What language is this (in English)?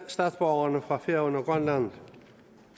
Danish